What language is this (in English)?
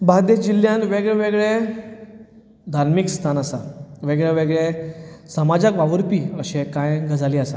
Konkani